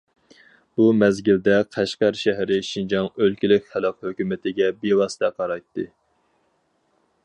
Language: Uyghur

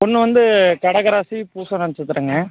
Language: Tamil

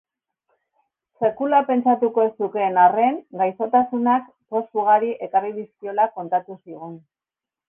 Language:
Basque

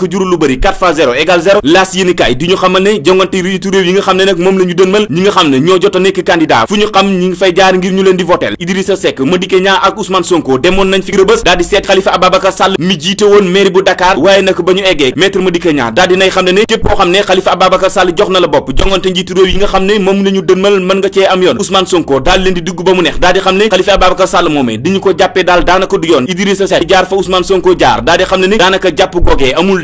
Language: Dutch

